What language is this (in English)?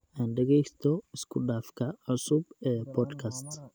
Somali